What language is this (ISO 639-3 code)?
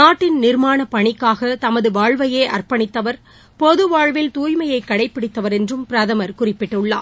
tam